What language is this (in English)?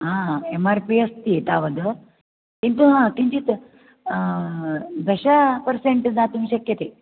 Sanskrit